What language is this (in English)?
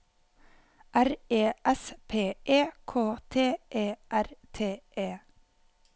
Norwegian